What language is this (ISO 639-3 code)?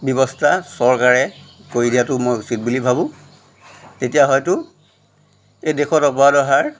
asm